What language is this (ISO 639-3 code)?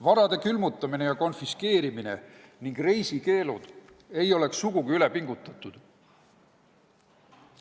est